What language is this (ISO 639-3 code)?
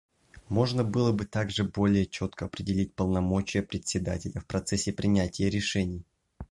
rus